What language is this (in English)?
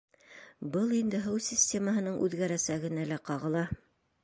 Bashkir